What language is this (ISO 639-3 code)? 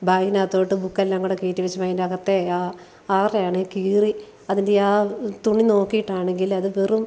mal